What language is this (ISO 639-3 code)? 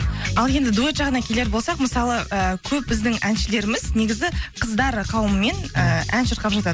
kaz